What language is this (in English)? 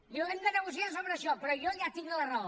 Catalan